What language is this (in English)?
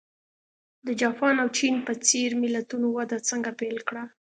Pashto